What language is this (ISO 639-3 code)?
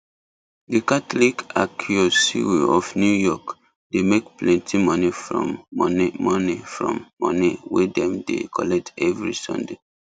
pcm